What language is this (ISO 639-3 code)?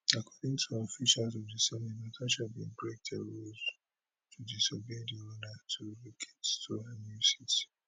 pcm